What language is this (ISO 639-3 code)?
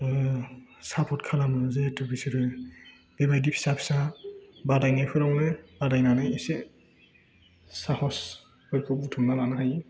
brx